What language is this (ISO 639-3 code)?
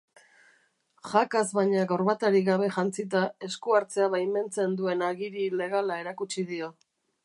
eus